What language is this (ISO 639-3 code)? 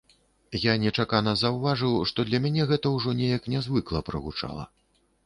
bel